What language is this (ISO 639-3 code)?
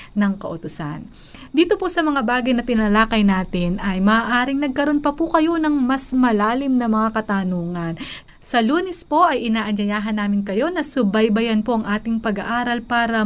fil